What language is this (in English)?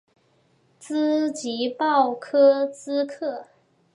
Chinese